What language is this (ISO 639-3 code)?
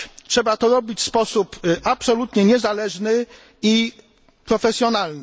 pol